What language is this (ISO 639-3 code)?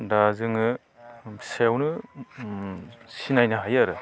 brx